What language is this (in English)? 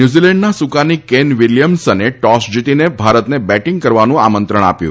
Gujarati